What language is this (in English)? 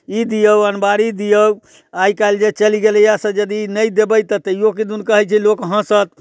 Maithili